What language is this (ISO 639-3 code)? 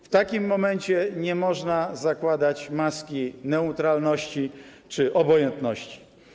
pol